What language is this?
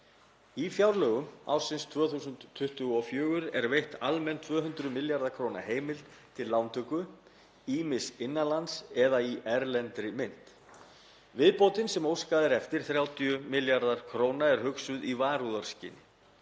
Icelandic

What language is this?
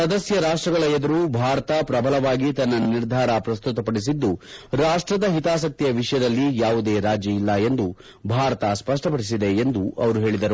Kannada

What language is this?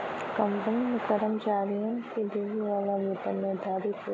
Bhojpuri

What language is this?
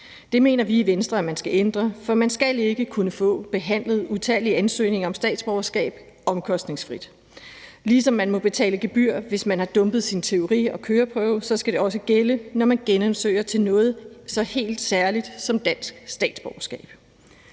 Danish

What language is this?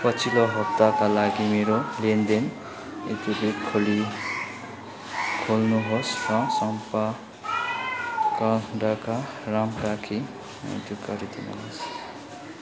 Nepali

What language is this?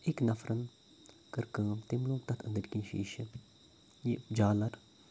Kashmiri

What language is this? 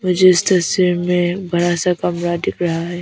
Hindi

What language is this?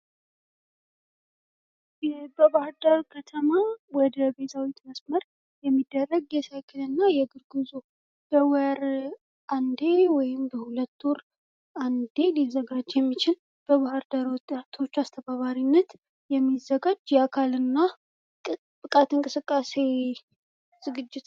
Amharic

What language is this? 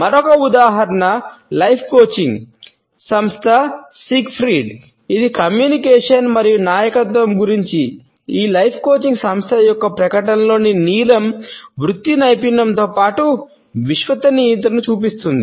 Telugu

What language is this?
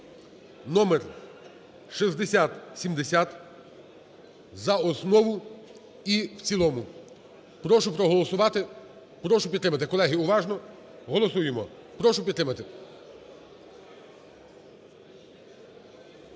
Ukrainian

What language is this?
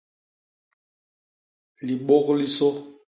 Basaa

